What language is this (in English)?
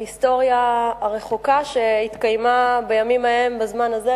Hebrew